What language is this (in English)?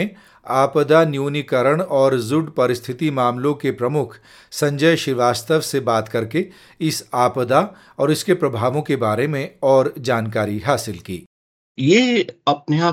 Hindi